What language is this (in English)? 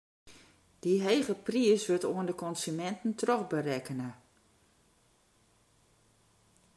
Western Frisian